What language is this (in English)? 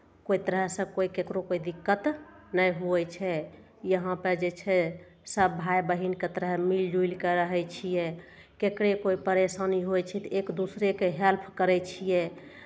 Maithili